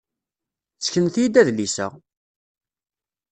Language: Kabyle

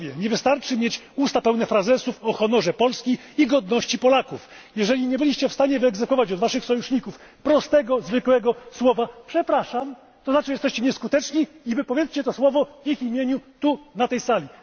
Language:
Polish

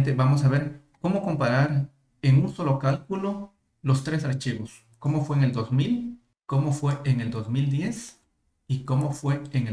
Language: Spanish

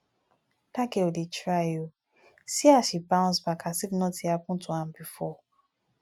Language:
Nigerian Pidgin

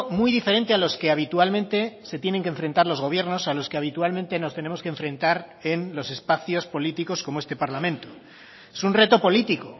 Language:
Spanish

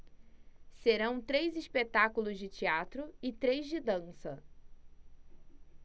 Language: Portuguese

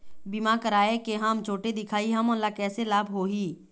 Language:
Chhattisgarhi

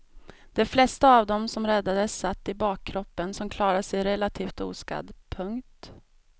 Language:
Swedish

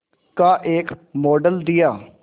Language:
Hindi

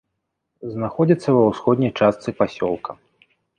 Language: Belarusian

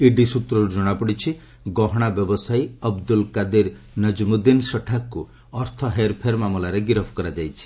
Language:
Odia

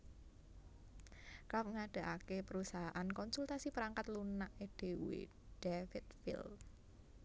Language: Javanese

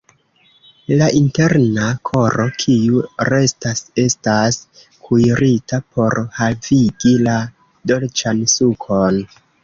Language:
Esperanto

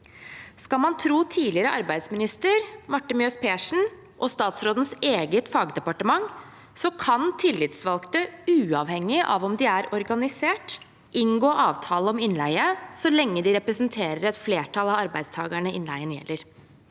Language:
Norwegian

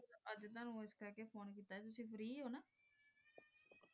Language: Punjabi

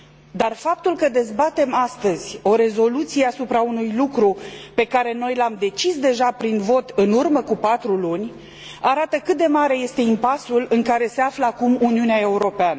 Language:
Romanian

